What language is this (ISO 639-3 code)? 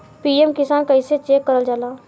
bho